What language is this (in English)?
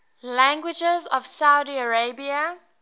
English